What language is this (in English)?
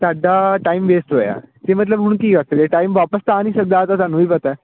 Punjabi